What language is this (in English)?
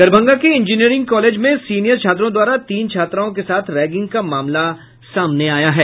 Hindi